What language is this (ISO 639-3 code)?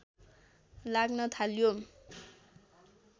nep